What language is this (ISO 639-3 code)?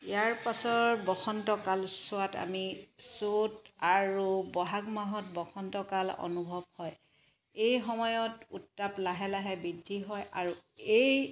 asm